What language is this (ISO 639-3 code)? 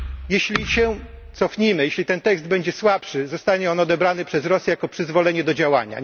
pol